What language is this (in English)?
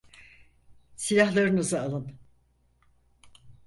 Turkish